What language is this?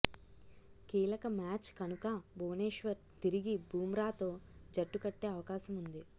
Telugu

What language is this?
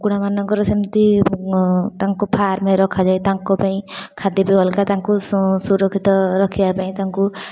Odia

